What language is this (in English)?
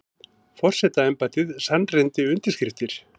Icelandic